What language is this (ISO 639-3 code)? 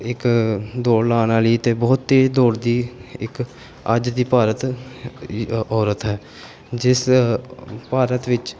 pan